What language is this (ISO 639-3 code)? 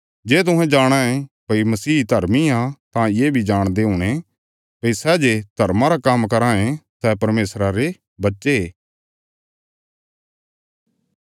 kfs